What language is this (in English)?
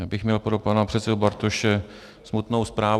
Czech